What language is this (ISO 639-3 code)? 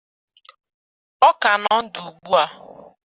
ibo